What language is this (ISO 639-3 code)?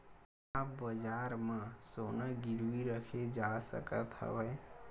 hne